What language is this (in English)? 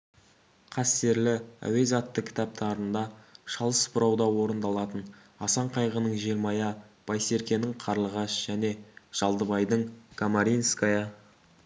Kazakh